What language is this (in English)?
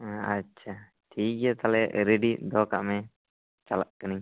Santali